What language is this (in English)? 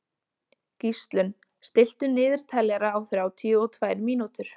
Icelandic